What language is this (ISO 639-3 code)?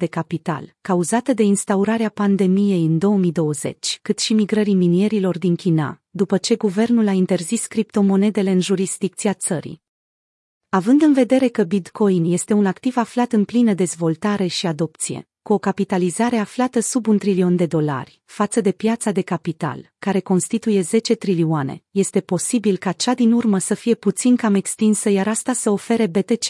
ron